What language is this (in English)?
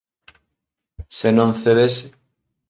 Galician